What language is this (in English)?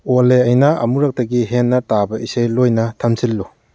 Manipuri